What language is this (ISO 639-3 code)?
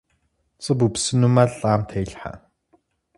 kbd